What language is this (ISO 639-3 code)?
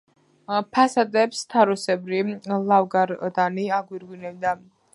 kat